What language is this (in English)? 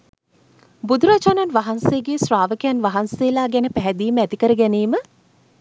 Sinhala